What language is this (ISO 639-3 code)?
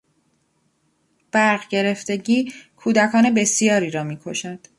fas